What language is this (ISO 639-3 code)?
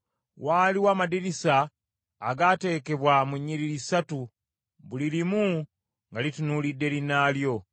lug